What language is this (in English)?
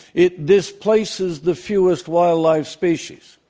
English